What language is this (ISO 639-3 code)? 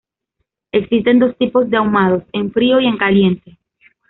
spa